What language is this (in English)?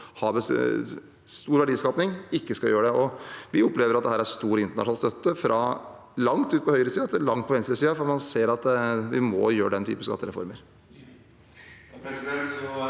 Norwegian